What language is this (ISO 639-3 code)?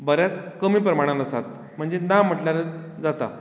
kok